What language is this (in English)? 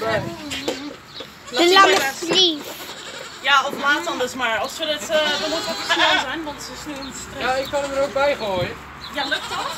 Dutch